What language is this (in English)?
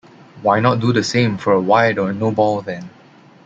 English